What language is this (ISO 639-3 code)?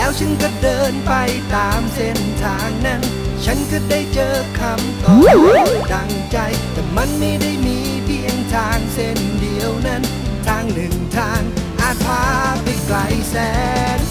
tha